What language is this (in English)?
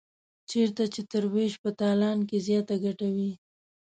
Pashto